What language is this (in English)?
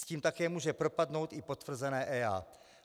Czech